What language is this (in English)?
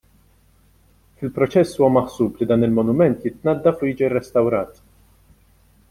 Maltese